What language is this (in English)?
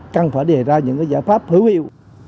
Vietnamese